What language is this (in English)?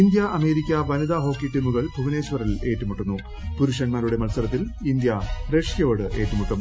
Malayalam